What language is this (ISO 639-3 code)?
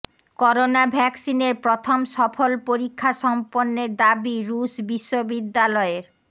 ben